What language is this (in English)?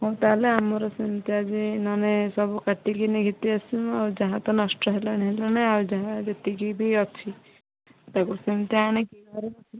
Odia